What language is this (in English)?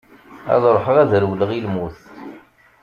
Kabyle